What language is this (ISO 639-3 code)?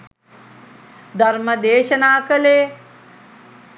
sin